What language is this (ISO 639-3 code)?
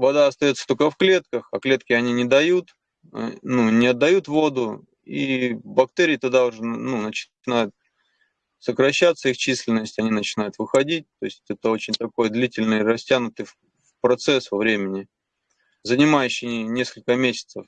rus